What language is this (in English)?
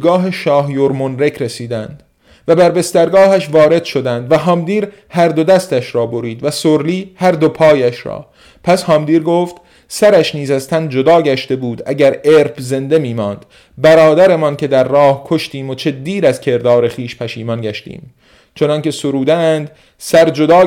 Persian